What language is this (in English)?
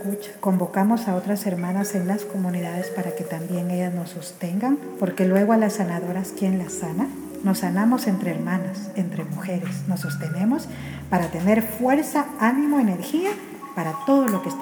Spanish